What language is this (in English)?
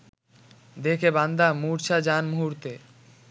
Bangla